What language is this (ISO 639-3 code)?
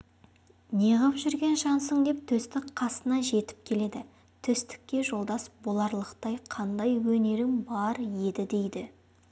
kaz